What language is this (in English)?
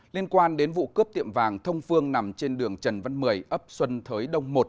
Vietnamese